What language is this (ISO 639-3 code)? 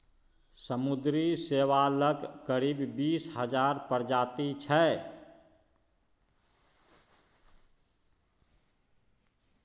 mai